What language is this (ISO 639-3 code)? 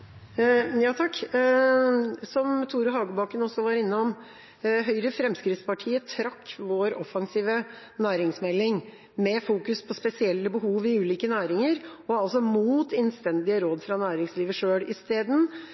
nob